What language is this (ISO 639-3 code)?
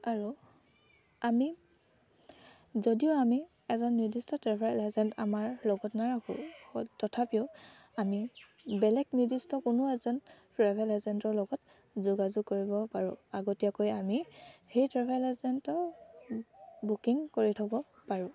asm